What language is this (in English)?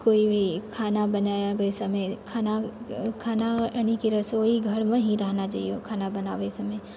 Maithili